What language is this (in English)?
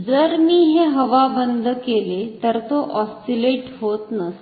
Marathi